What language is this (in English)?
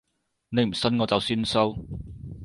Cantonese